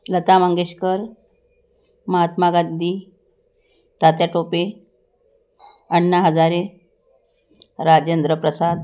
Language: Marathi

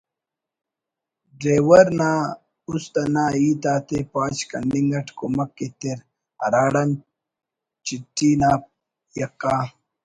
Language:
Brahui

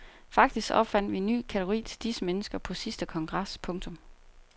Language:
Danish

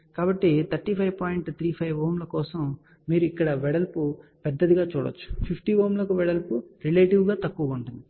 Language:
Telugu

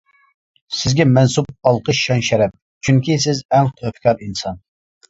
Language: Uyghur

